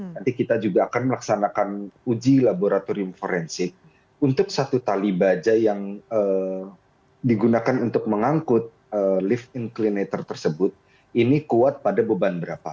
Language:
Indonesian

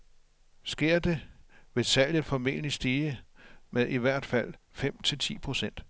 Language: Danish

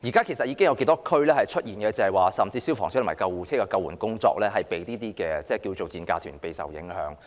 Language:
Cantonese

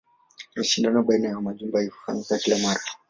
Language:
Swahili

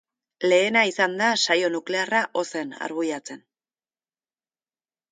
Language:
Basque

